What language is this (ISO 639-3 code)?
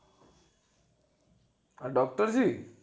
guj